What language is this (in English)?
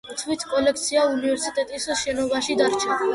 Georgian